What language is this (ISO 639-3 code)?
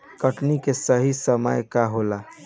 bho